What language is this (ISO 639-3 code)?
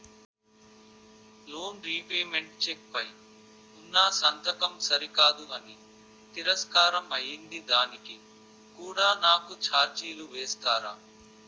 tel